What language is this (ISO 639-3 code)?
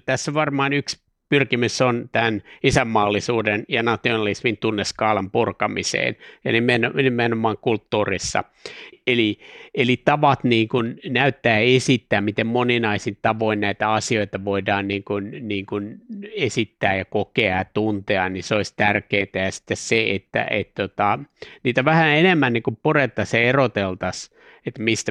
fin